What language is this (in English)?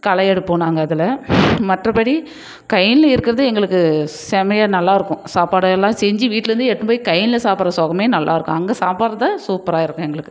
Tamil